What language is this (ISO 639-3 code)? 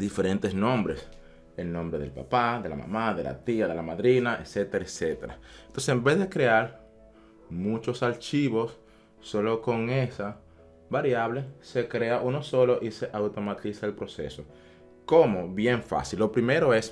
spa